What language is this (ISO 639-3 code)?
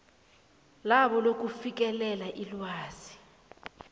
nbl